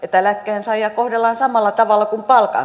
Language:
Finnish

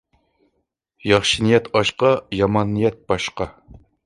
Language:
Uyghur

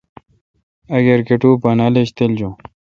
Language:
Kalkoti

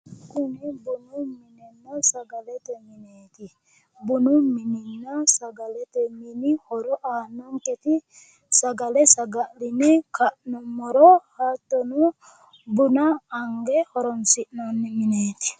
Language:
Sidamo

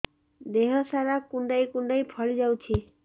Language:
Odia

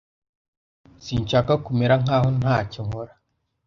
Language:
Kinyarwanda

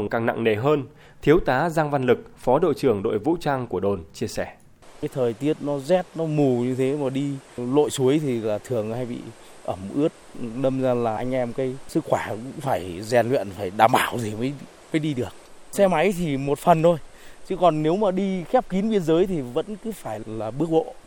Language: Vietnamese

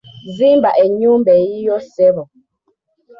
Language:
Ganda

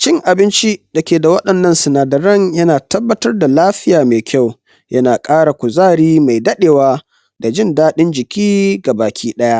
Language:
Hausa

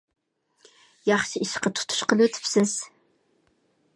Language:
Uyghur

